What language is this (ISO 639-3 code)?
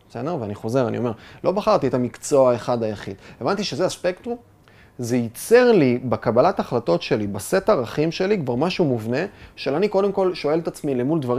heb